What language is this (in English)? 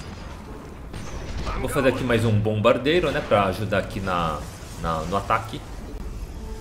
Portuguese